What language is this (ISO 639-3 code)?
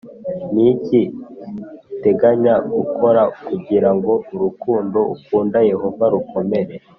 kin